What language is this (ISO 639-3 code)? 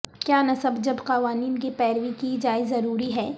urd